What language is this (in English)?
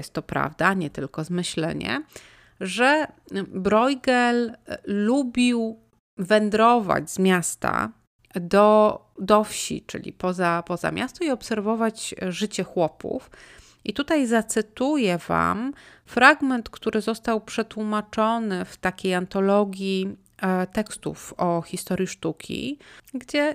Polish